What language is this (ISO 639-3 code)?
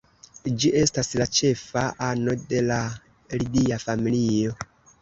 epo